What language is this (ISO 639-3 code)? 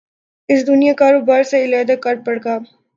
urd